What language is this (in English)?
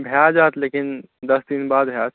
Maithili